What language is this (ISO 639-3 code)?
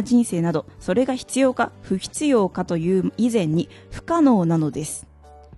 jpn